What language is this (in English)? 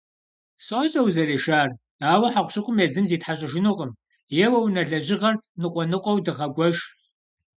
Kabardian